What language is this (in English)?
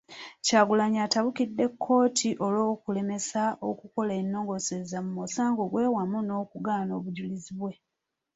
Ganda